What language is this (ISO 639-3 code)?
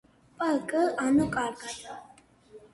kat